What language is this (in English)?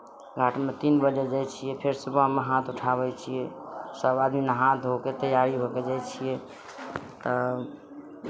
Maithili